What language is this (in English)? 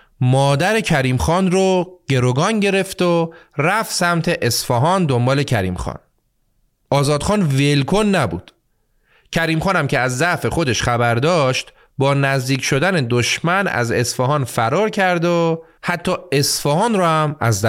Persian